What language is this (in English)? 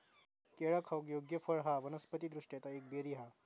Marathi